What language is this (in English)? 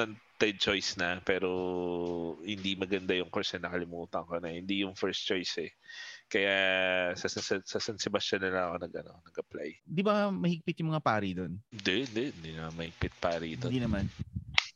Filipino